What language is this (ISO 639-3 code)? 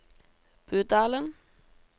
nor